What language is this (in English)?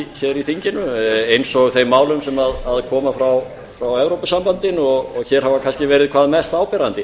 Icelandic